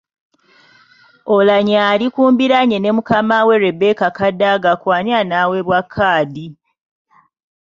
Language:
Ganda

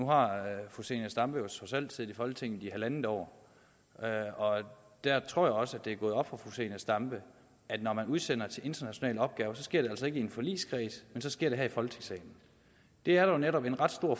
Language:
Danish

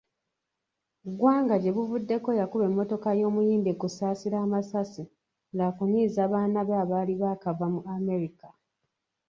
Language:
Ganda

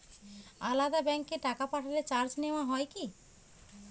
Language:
Bangla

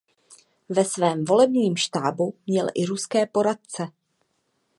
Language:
Czech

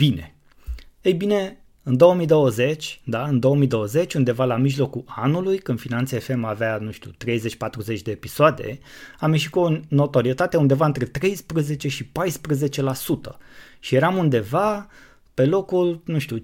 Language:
Romanian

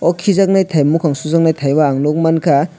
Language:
Kok Borok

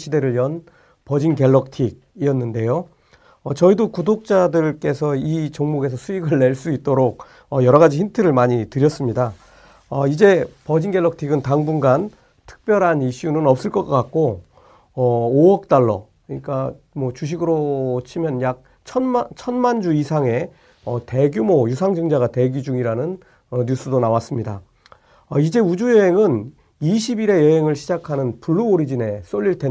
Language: Korean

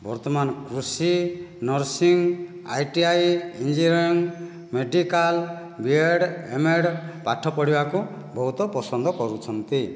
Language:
Odia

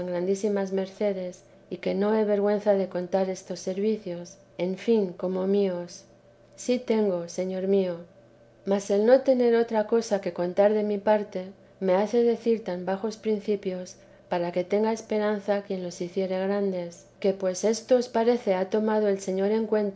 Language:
Spanish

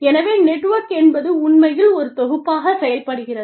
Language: Tamil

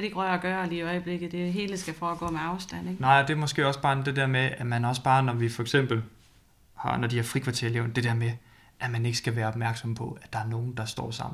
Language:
Danish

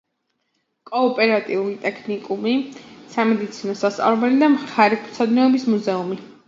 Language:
Georgian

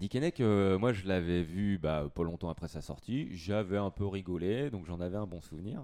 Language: French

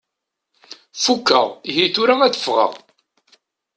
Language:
Kabyle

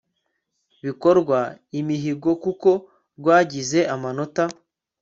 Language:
Kinyarwanda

